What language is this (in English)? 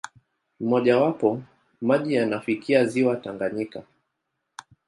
Swahili